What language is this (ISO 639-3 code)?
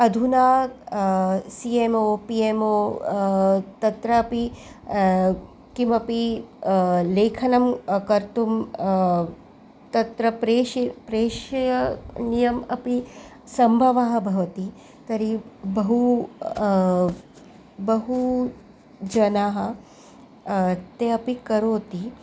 san